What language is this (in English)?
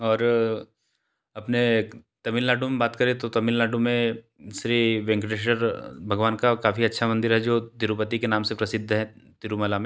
Hindi